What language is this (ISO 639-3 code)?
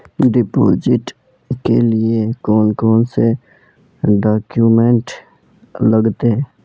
mag